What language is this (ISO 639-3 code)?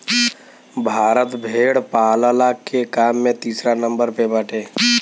bho